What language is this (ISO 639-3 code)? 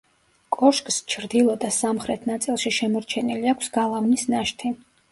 kat